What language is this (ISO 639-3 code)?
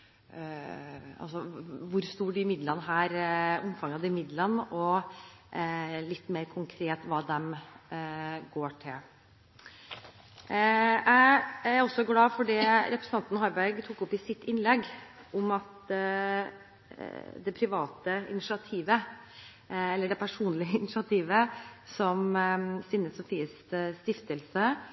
nob